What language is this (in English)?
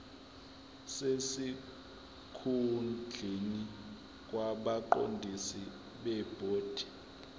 Zulu